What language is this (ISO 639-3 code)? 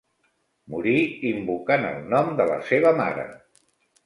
cat